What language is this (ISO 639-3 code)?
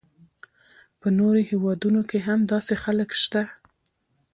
pus